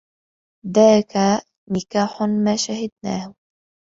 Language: Arabic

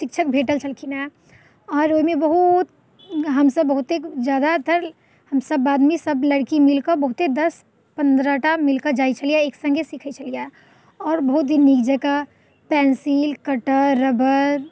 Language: Maithili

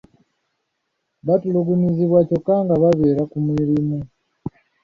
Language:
Ganda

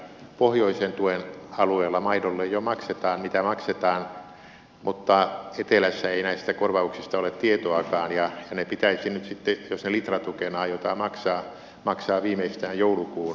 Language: Finnish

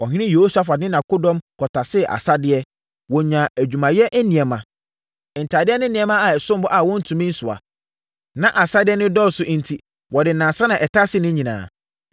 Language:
Akan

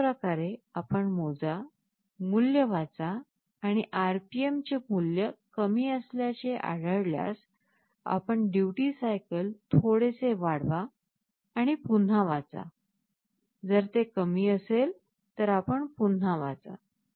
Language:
Marathi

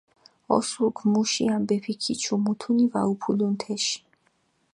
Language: Mingrelian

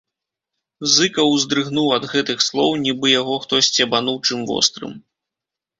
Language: Belarusian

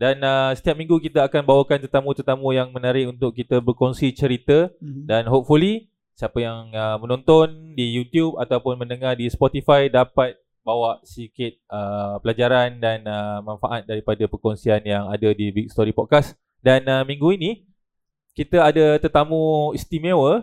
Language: Malay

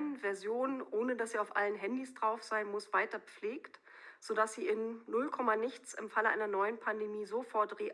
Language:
German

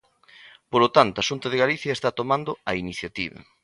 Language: Galician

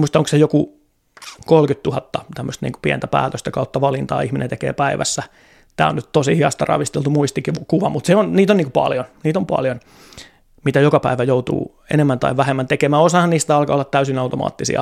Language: Finnish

